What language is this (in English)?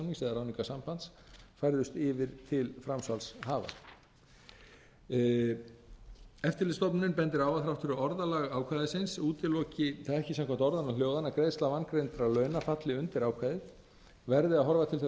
Icelandic